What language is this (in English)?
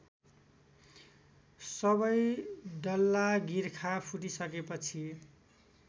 Nepali